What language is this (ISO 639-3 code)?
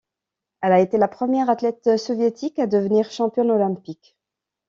fra